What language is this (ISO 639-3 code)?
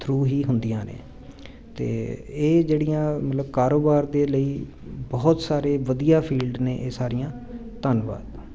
pan